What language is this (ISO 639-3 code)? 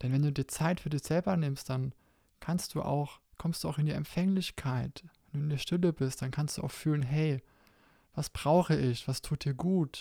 deu